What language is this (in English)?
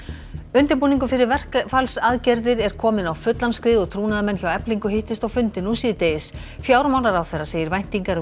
Icelandic